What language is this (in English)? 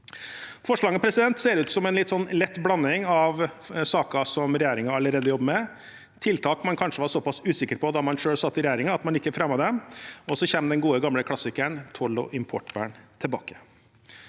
Norwegian